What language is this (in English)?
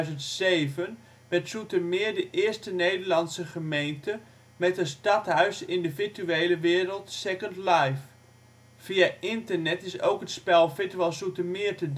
Dutch